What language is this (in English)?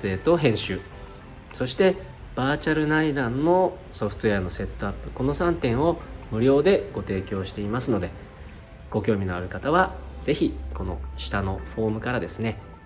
Japanese